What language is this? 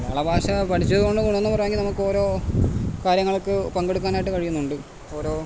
Malayalam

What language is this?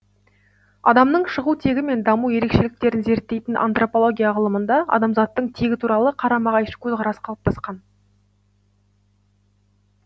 Kazakh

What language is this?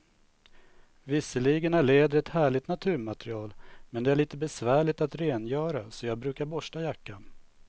Swedish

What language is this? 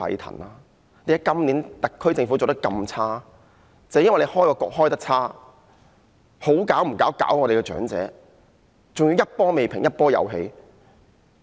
Cantonese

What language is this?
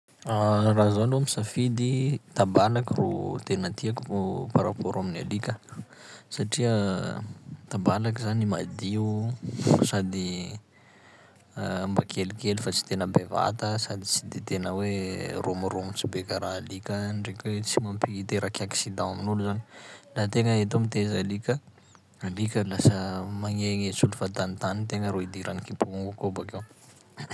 Sakalava Malagasy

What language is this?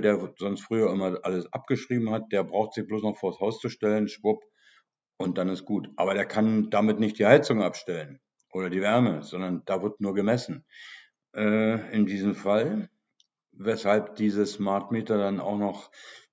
German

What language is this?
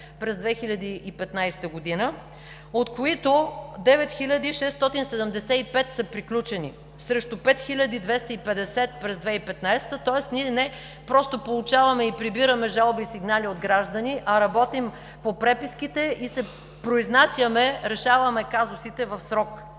Bulgarian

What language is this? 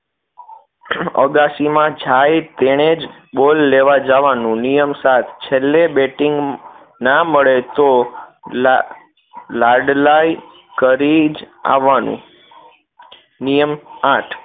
Gujarati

